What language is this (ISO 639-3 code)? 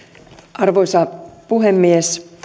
fin